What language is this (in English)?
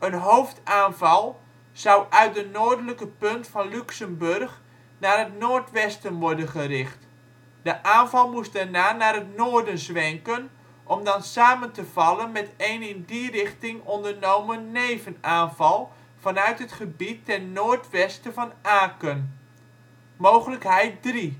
Dutch